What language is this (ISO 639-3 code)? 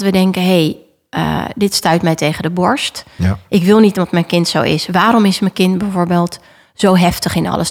nld